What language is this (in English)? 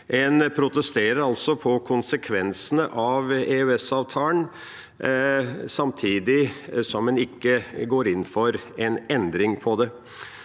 Norwegian